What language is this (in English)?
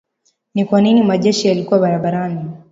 Swahili